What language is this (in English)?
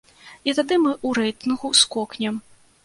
Belarusian